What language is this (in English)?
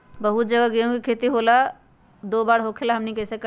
Magahi